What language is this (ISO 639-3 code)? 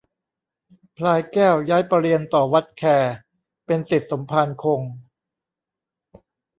tha